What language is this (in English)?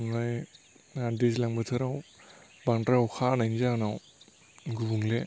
Bodo